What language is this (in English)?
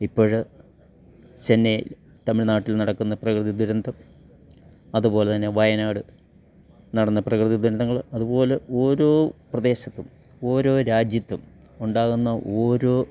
Malayalam